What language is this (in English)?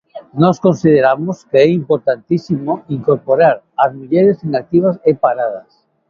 Galician